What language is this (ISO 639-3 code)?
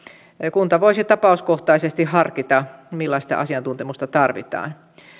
fin